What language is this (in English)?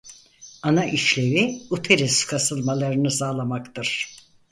Turkish